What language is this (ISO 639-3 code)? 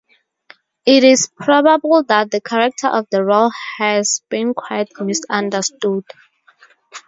eng